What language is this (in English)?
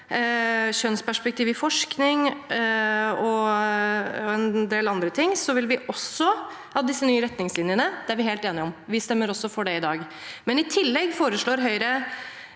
Norwegian